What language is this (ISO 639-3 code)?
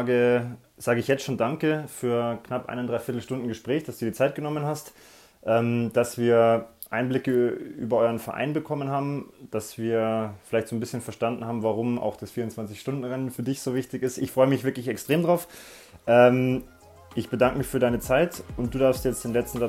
deu